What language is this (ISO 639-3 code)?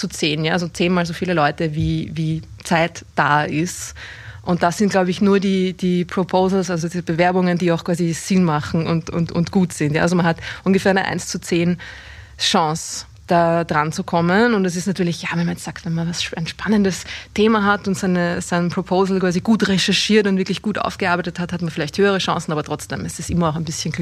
deu